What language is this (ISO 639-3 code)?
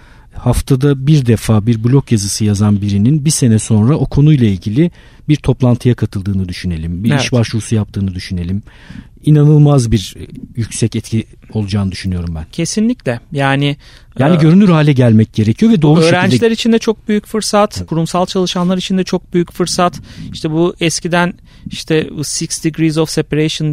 tur